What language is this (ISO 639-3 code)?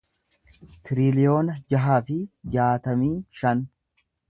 orm